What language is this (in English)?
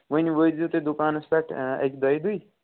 Kashmiri